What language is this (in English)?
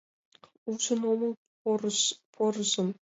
Mari